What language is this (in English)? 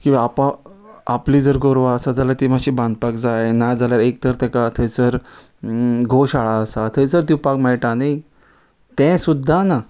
Konkani